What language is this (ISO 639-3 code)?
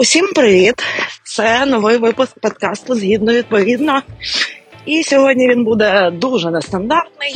ukr